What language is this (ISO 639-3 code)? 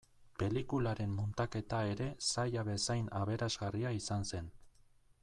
eus